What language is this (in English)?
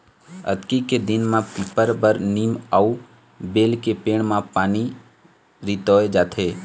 Chhattisgarhi